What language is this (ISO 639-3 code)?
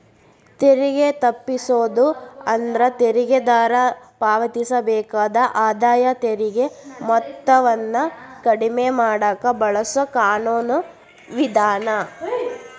kan